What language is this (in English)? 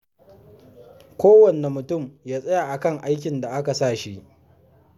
Hausa